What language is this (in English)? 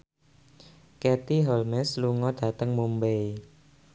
Javanese